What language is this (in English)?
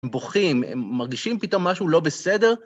Hebrew